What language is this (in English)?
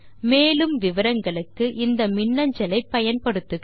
Tamil